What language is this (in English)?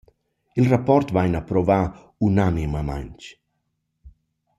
Romansh